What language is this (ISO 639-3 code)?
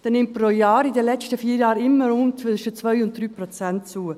gsw